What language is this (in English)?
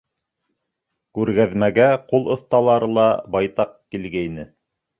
Bashkir